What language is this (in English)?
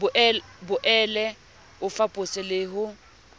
Southern Sotho